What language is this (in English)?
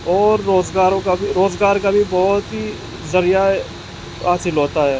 Urdu